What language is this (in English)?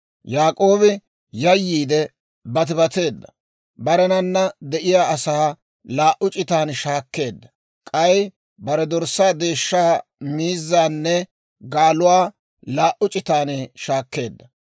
Dawro